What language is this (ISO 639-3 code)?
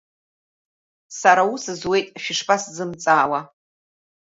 abk